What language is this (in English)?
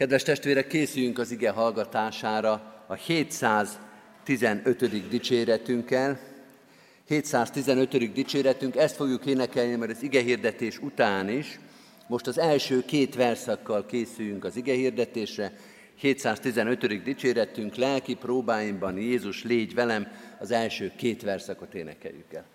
Hungarian